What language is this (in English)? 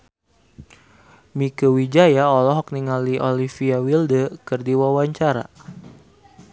Sundanese